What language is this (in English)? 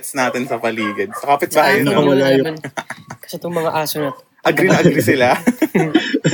Filipino